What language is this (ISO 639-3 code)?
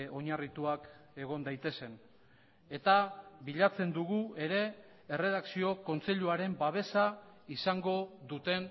eus